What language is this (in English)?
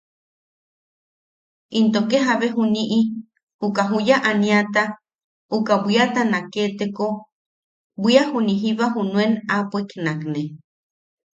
Yaqui